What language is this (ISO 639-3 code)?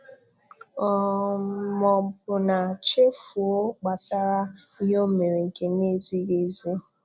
ibo